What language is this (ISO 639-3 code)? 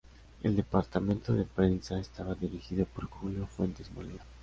spa